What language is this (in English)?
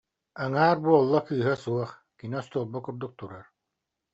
Yakut